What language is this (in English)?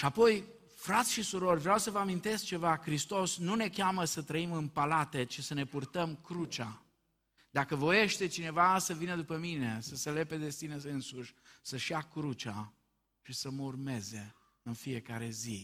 Romanian